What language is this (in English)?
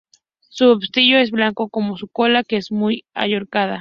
Spanish